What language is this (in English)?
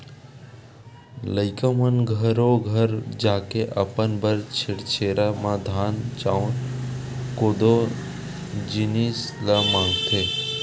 Chhattisgarhi